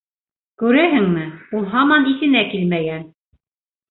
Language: Bashkir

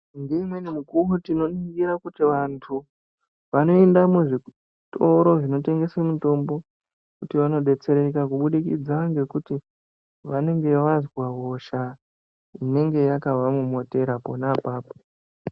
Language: Ndau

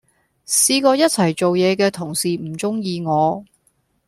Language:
Cantonese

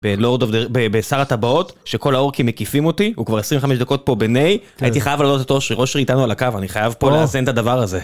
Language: Hebrew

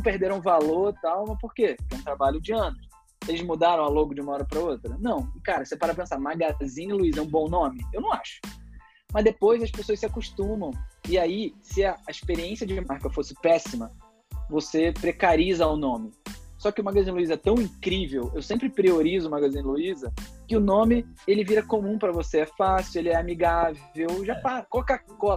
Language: Portuguese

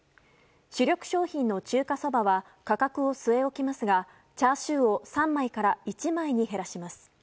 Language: Japanese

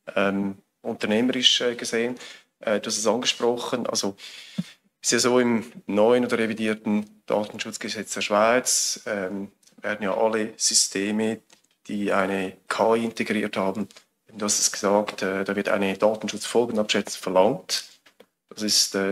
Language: German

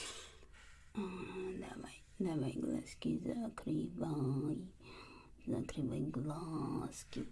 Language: Russian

